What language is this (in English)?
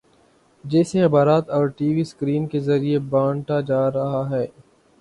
Urdu